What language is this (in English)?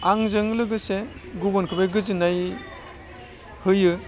Bodo